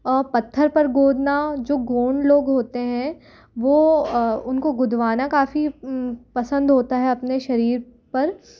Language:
Hindi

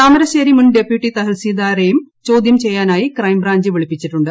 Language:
Malayalam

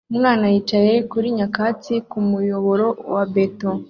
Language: Kinyarwanda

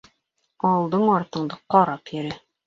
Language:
Bashkir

